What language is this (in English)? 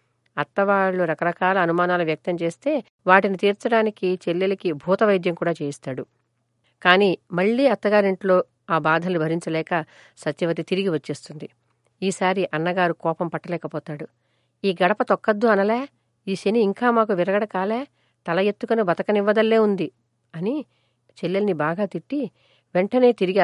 Telugu